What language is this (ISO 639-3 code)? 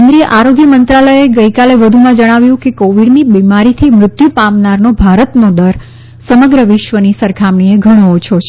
guj